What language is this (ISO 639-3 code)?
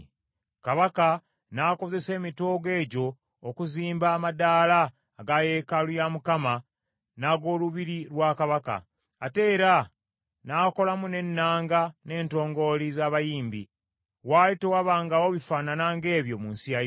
lug